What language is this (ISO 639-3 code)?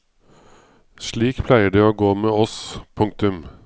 nor